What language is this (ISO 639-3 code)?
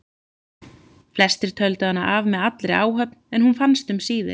isl